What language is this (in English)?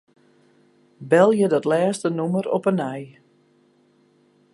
Western Frisian